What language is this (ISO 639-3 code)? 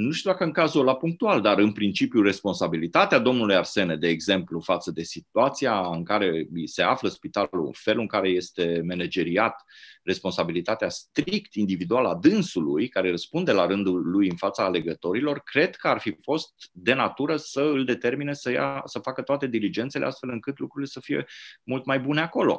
ron